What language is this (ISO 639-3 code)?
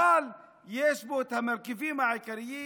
heb